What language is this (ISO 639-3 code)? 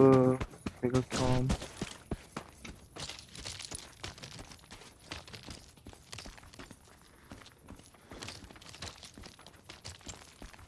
kor